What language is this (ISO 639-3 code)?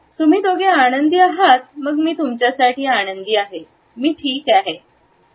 mar